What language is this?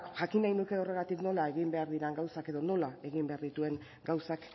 Basque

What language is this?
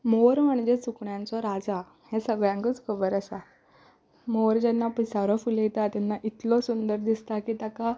Konkani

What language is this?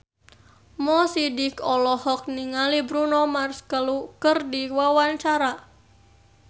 Sundanese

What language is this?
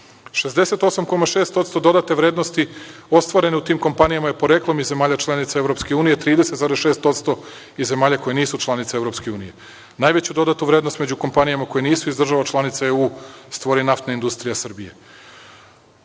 Serbian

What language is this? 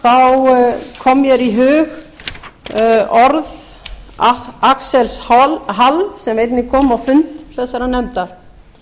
Icelandic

